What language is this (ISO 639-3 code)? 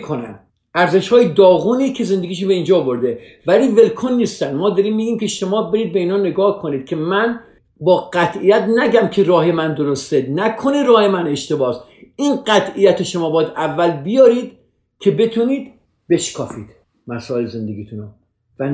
fas